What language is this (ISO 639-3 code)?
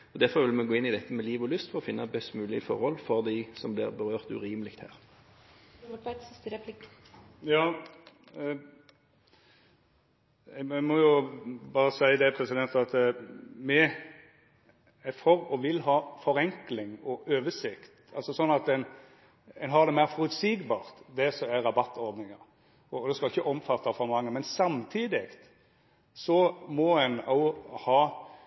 nor